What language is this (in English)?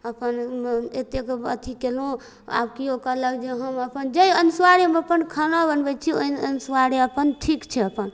Maithili